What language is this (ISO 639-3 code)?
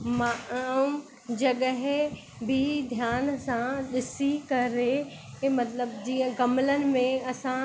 snd